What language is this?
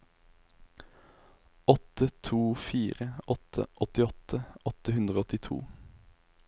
Norwegian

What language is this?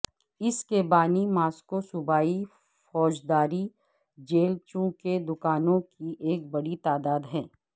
Urdu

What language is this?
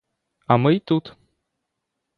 Ukrainian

